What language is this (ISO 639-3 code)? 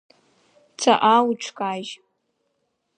abk